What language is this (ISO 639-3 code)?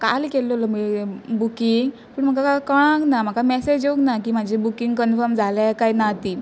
kok